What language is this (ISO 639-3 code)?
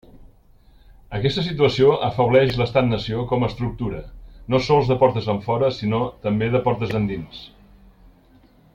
cat